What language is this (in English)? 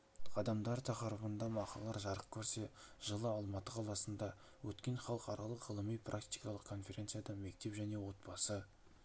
Kazakh